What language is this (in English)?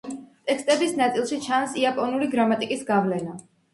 Georgian